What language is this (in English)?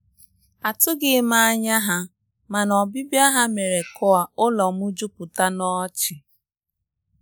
Igbo